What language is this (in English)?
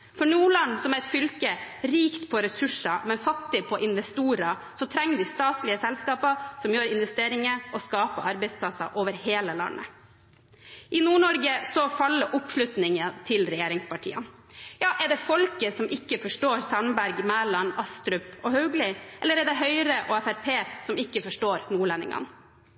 Norwegian Bokmål